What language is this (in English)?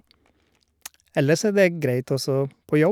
Norwegian